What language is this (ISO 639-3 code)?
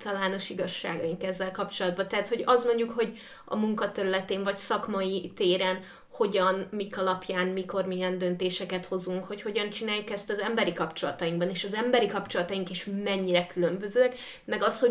hun